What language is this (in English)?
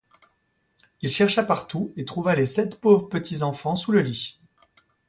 French